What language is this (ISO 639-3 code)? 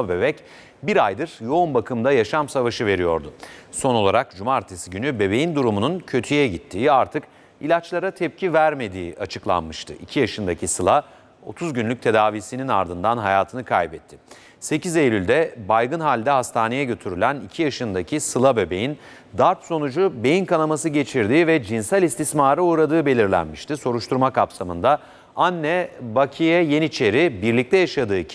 tur